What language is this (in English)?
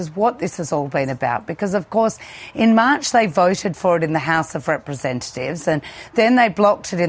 Indonesian